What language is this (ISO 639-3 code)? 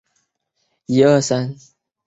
zho